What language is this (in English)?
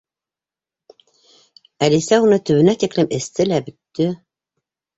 Bashkir